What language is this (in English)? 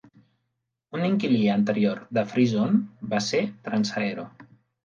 Catalan